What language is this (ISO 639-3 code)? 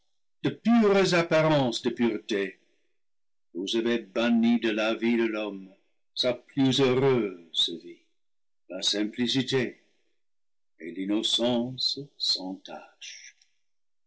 fra